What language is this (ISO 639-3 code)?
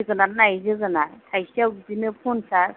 brx